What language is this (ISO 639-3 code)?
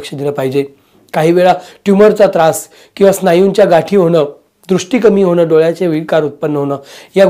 hin